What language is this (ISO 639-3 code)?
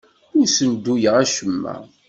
kab